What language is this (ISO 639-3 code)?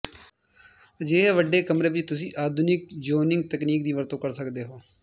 pan